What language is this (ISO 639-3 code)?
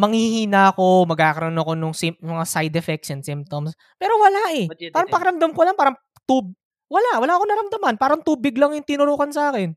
fil